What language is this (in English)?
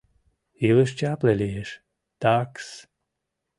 Mari